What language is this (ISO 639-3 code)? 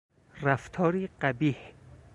fas